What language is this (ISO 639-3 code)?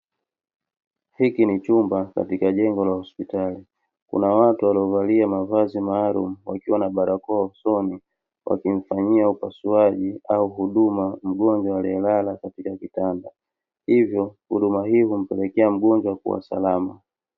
swa